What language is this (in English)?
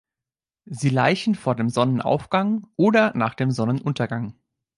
German